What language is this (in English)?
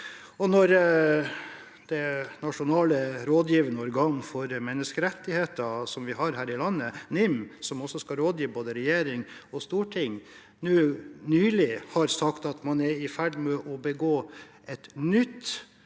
Norwegian